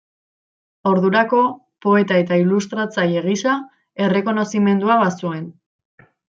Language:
Basque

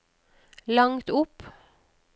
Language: Norwegian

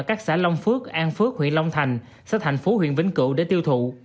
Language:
Vietnamese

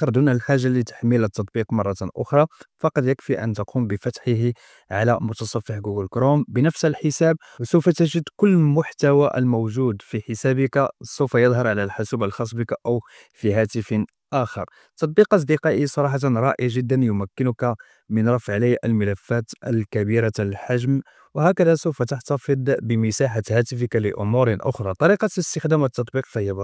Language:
Arabic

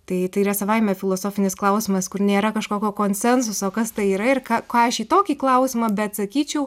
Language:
Lithuanian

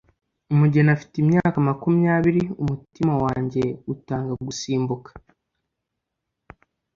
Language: Kinyarwanda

